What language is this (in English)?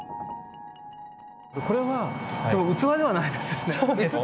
Japanese